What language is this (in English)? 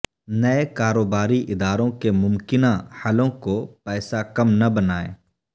Urdu